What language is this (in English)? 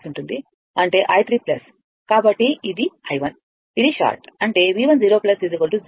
Telugu